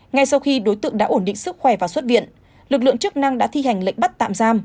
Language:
Vietnamese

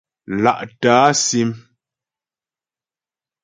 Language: Ghomala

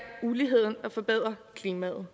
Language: Danish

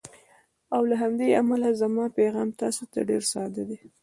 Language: Pashto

